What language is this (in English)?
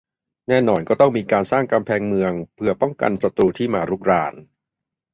Thai